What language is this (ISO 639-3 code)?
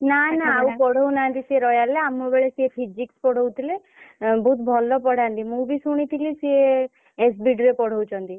ori